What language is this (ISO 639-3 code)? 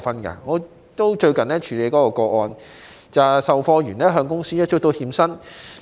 yue